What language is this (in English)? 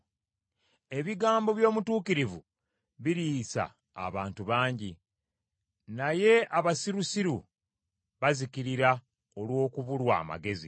Ganda